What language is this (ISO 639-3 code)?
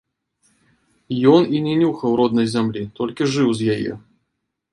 bel